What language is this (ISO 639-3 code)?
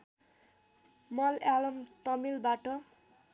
nep